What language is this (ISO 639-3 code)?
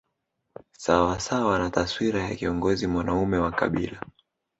swa